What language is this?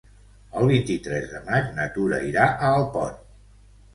Catalan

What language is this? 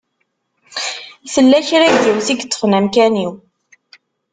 Kabyle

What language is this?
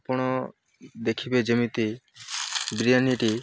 Odia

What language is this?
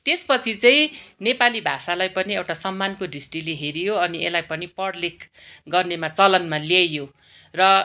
Nepali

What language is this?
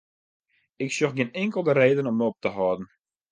Western Frisian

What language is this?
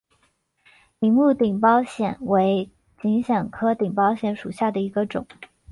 Chinese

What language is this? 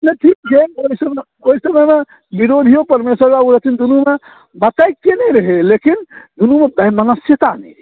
Maithili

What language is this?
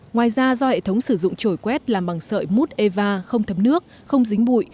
Vietnamese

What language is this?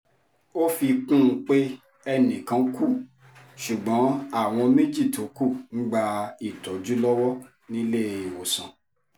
Yoruba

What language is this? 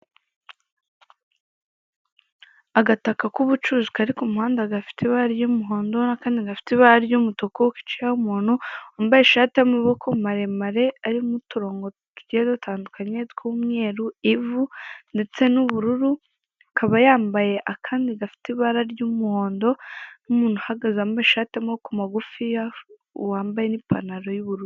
Kinyarwanda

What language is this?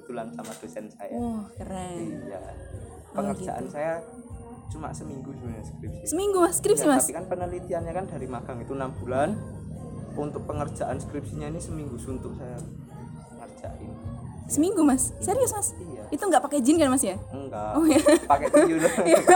Indonesian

